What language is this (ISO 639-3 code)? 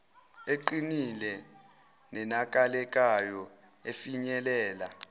zul